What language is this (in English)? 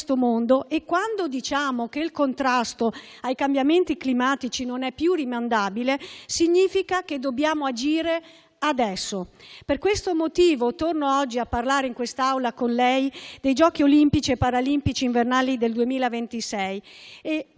Italian